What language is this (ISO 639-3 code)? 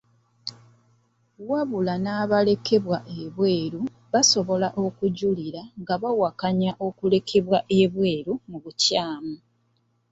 lug